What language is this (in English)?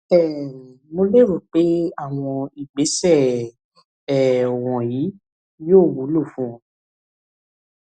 Yoruba